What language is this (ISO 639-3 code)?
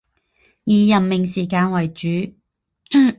zho